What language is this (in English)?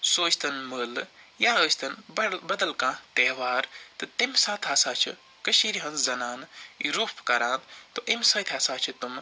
Kashmiri